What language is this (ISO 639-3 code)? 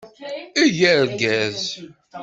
kab